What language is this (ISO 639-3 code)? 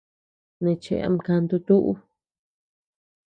cux